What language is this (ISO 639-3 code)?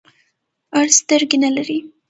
pus